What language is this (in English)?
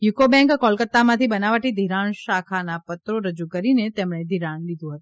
Gujarati